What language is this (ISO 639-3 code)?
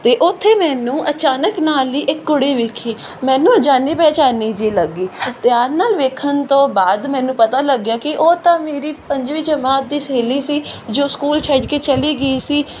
pan